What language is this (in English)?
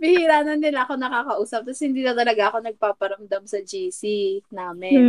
Filipino